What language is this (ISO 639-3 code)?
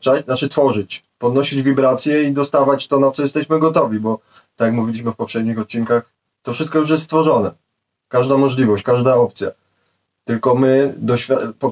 pol